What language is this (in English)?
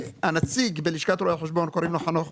Hebrew